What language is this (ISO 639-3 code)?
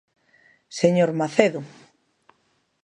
glg